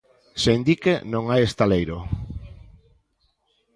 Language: Galician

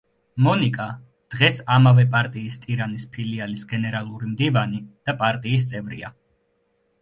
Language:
Georgian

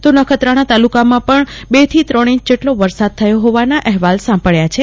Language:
Gujarati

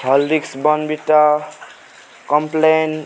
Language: Nepali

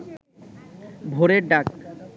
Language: Bangla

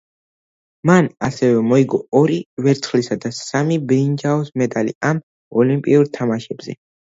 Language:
Georgian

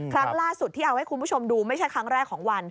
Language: Thai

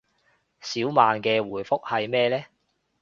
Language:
Cantonese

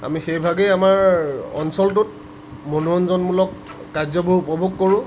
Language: Assamese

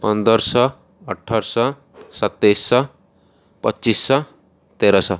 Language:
Odia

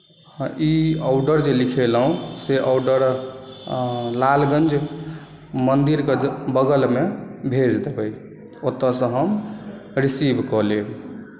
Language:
Maithili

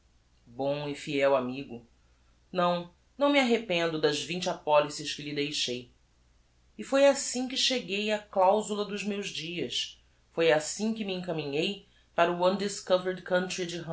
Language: Portuguese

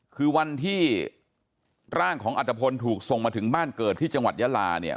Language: Thai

